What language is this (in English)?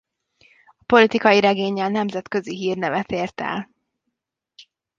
Hungarian